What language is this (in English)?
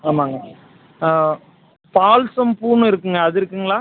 Tamil